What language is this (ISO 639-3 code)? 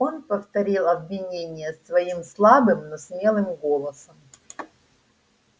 rus